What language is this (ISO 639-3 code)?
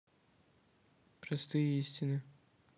rus